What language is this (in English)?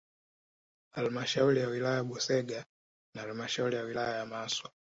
Swahili